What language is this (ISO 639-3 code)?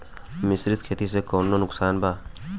bho